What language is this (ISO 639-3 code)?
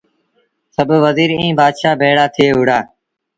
sbn